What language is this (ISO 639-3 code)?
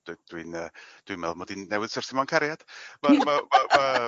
cym